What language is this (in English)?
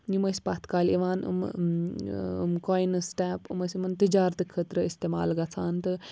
Kashmiri